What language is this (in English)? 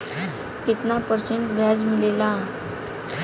Bhojpuri